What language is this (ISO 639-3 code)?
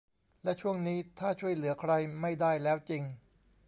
tha